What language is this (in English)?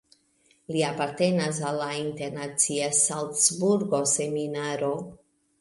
Esperanto